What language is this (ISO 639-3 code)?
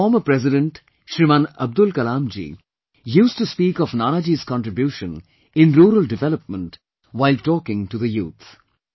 eng